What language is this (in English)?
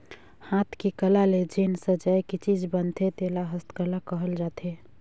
Chhattisgarhi